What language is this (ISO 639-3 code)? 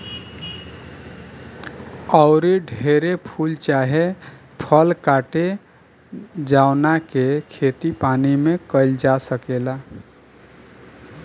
bho